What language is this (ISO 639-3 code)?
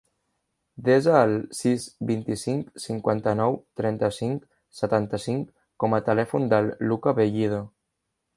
cat